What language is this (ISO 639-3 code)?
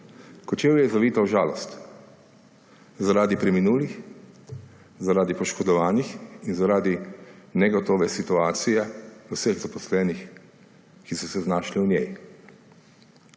slv